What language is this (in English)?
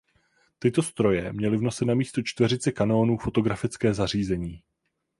Czech